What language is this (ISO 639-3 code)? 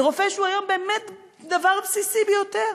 heb